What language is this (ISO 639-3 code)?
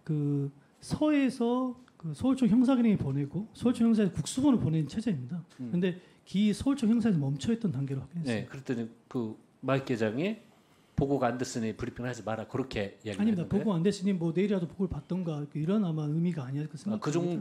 kor